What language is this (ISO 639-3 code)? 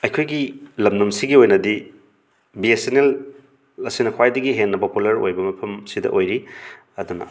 mni